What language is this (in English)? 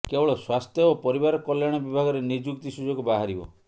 Odia